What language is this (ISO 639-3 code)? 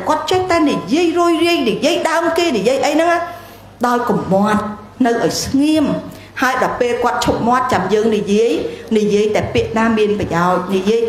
vie